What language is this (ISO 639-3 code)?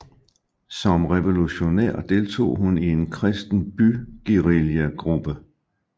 dan